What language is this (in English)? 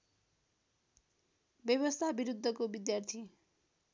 Nepali